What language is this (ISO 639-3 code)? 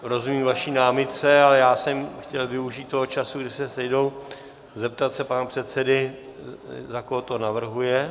ces